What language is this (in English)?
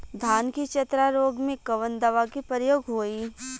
Bhojpuri